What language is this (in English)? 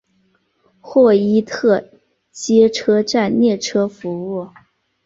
Chinese